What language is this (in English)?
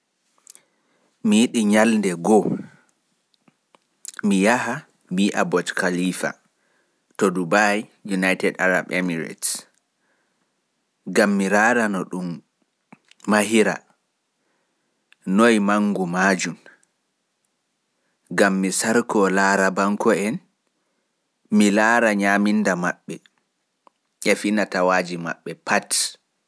Fula